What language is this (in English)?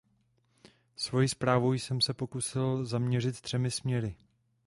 Czech